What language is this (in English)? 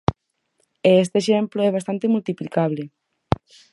Galician